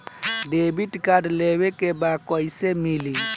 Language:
Bhojpuri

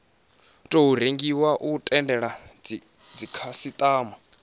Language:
Venda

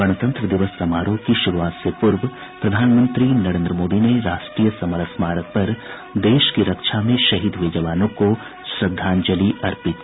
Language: Hindi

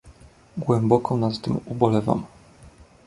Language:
Polish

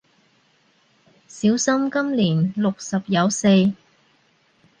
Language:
Cantonese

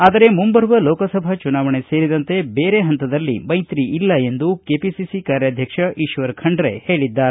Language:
Kannada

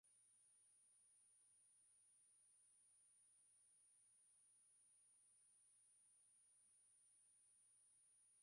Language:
Swahili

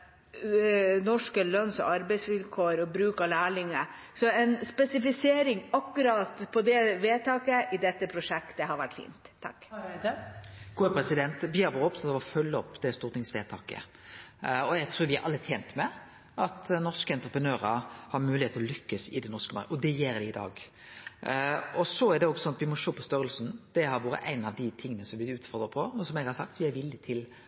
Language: Norwegian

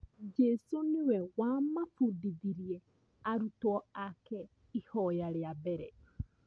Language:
Kikuyu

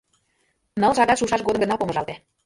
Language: Mari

